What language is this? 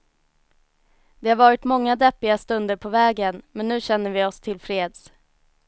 Swedish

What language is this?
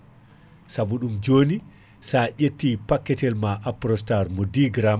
Fula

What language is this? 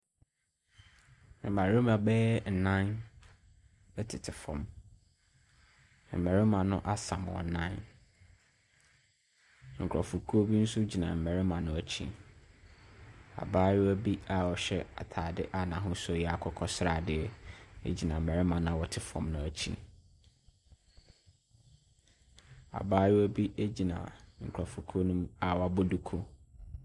Akan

